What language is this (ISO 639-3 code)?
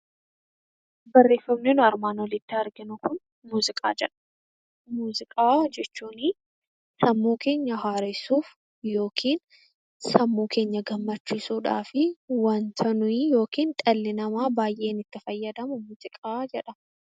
orm